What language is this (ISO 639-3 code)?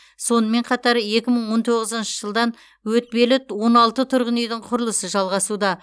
kaz